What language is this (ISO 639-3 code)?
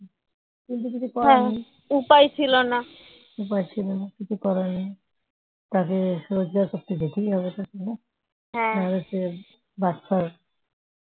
ben